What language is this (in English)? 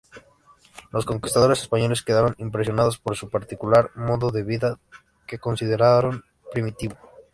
Spanish